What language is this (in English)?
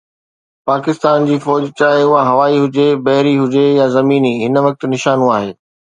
Sindhi